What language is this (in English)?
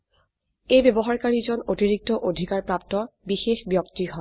Assamese